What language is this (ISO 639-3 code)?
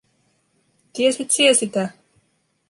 fin